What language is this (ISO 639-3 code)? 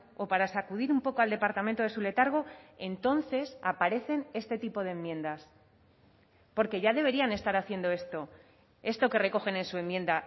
spa